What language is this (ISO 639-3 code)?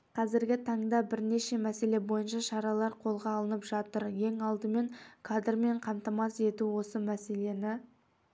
kaz